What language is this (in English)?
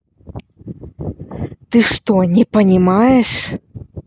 Russian